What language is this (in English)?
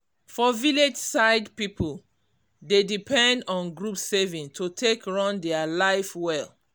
Nigerian Pidgin